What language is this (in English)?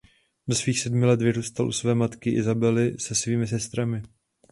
Czech